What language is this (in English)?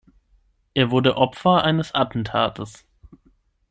German